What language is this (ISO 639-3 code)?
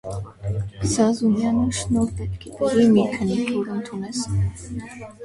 hye